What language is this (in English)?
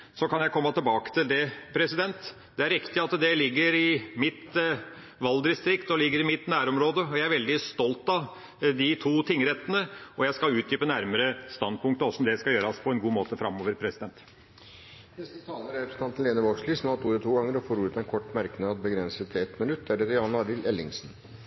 Norwegian Bokmål